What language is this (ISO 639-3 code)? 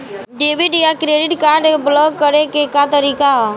bho